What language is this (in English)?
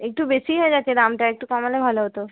Bangla